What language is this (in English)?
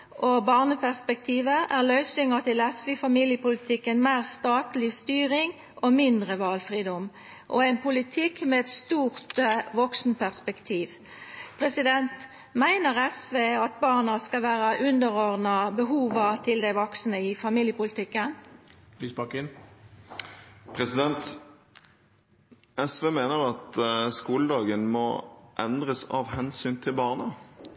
Norwegian